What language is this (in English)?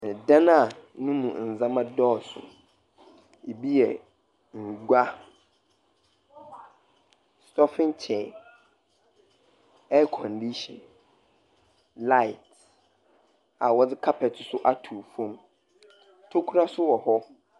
Akan